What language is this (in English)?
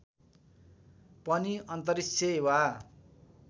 Nepali